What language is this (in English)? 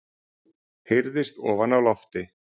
Icelandic